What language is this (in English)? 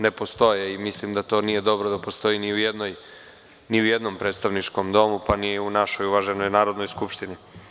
Serbian